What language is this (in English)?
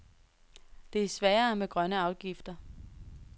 Danish